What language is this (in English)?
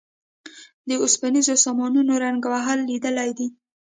Pashto